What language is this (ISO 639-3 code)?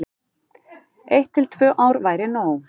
isl